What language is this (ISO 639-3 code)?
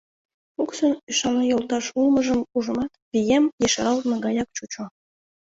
chm